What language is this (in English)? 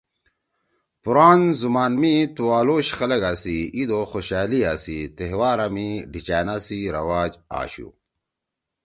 Torwali